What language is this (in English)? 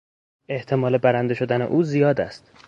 Persian